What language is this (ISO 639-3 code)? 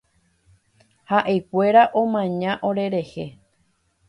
grn